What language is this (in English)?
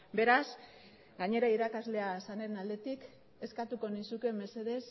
Basque